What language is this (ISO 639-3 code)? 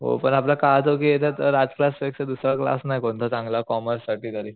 mar